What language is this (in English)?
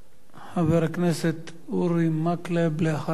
Hebrew